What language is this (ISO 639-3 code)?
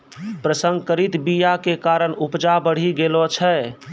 mai